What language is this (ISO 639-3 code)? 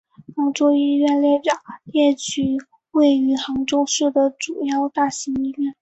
zho